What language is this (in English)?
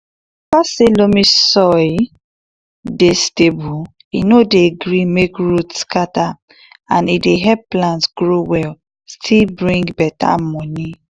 Nigerian Pidgin